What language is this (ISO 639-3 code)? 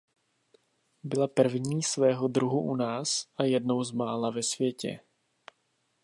ces